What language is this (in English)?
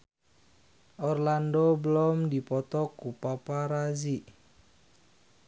Sundanese